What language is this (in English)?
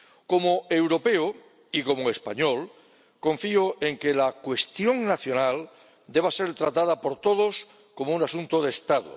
Spanish